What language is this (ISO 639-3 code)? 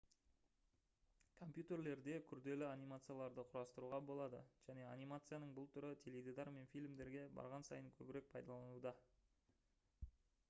kaz